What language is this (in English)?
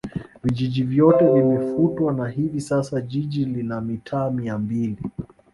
Swahili